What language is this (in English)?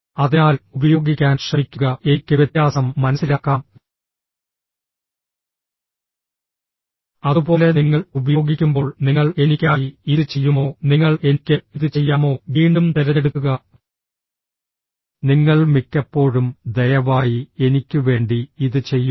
Malayalam